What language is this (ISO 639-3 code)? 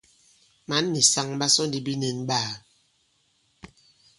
abb